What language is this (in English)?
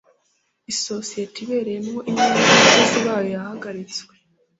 Kinyarwanda